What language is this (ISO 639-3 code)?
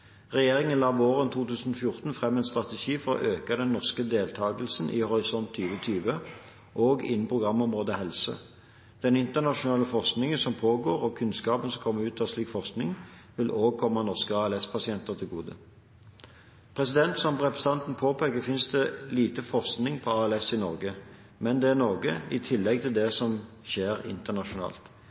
nob